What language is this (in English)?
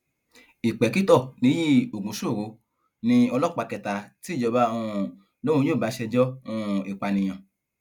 Yoruba